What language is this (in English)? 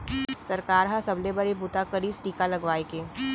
Chhattisgarhi